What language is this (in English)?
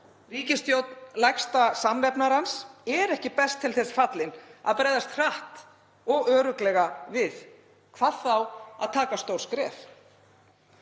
Icelandic